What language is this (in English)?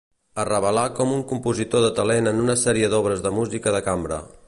Catalan